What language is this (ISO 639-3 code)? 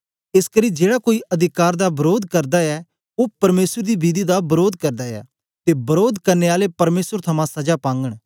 doi